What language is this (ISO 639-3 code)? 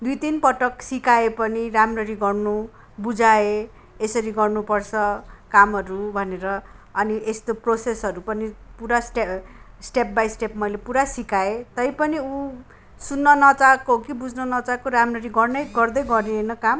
nep